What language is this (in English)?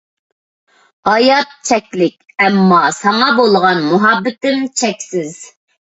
Uyghur